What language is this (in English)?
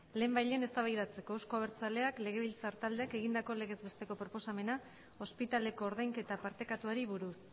Basque